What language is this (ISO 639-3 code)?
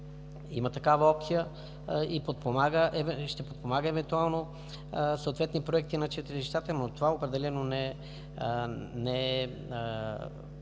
bul